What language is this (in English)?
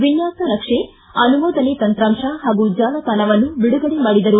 Kannada